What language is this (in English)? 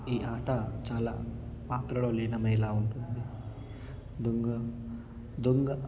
Telugu